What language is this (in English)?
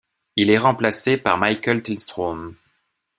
French